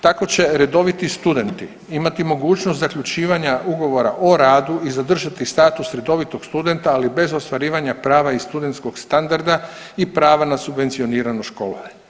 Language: Croatian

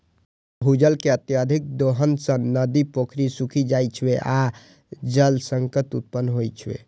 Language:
Maithili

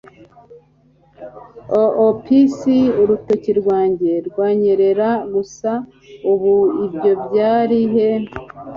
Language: Kinyarwanda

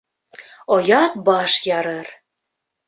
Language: Bashkir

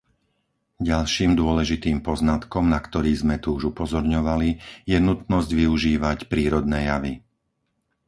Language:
Slovak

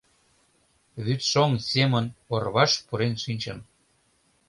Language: Mari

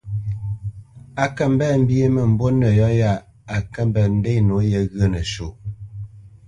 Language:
Bamenyam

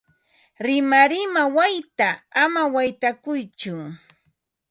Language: Ambo-Pasco Quechua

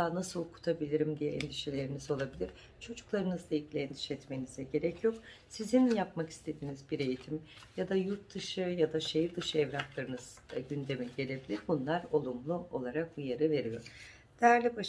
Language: Turkish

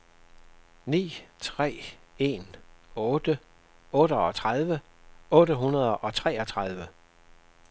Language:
Danish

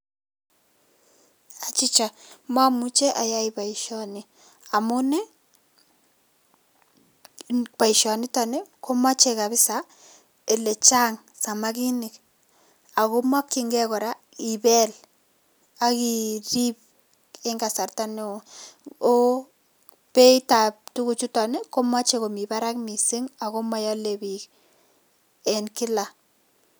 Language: Kalenjin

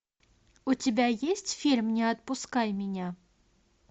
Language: Russian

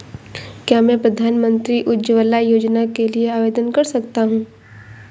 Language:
Hindi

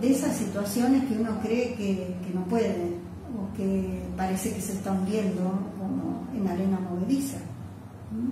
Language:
Spanish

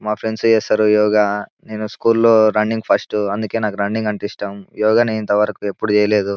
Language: Telugu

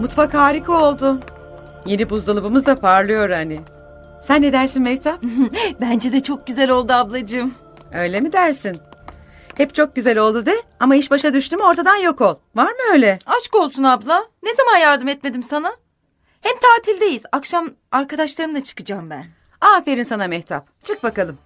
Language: Turkish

